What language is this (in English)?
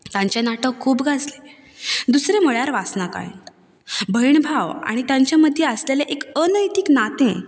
Konkani